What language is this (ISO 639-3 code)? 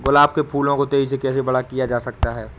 hin